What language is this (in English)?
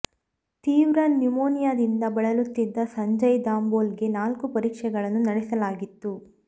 Kannada